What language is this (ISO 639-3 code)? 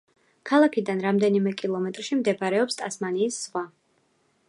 kat